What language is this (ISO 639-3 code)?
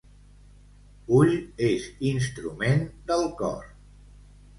cat